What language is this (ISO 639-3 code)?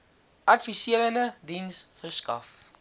afr